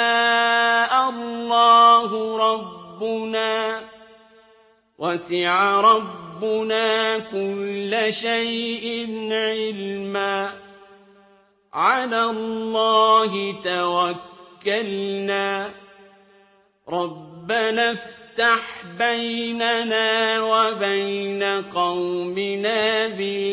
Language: Arabic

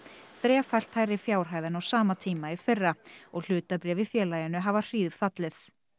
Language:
Icelandic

